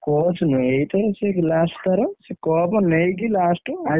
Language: Odia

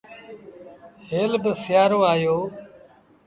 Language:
Sindhi Bhil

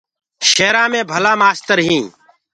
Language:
Gurgula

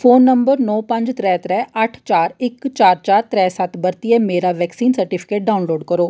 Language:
Dogri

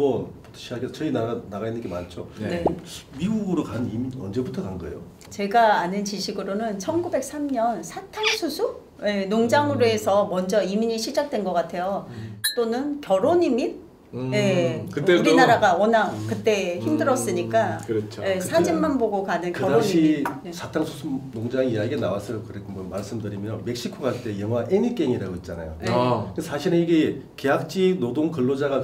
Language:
Korean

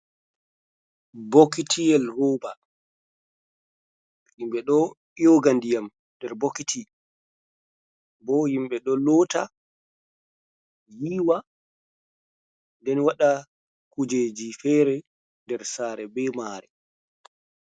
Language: Fula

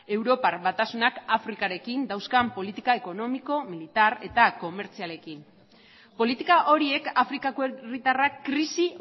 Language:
Basque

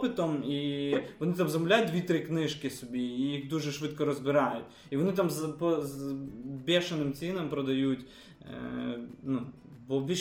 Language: Ukrainian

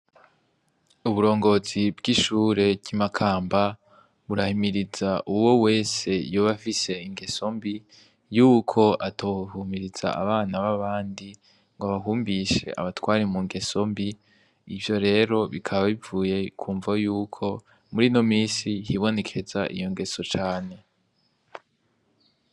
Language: Rundi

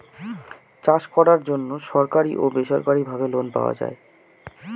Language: Bangla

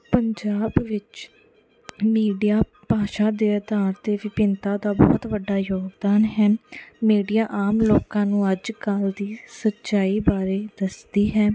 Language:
Punjabi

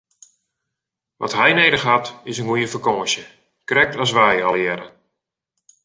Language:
Western Frisian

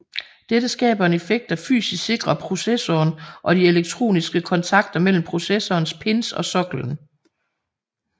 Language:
Danish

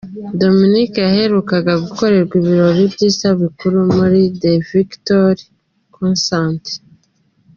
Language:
Kinyarwanda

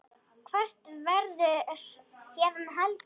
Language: Icelandic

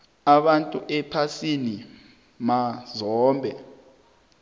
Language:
South Ndebele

